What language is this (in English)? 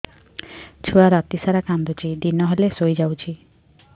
Odia